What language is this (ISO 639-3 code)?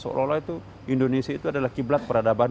ind